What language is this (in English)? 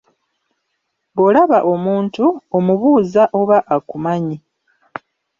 Ganda